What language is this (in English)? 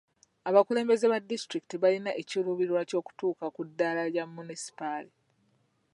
Ganda